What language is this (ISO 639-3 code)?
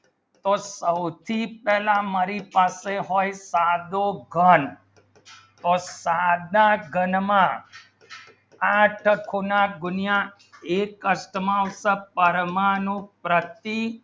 guj